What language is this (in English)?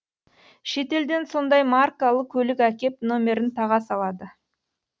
Kazakh